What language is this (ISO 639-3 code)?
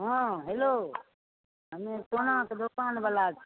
mai